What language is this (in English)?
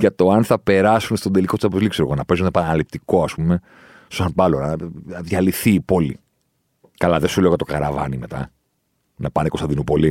Greek